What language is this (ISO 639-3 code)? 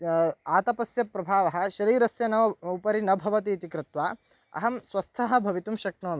san